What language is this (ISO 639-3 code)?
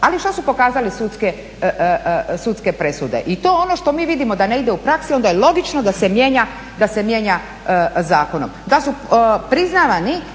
hrv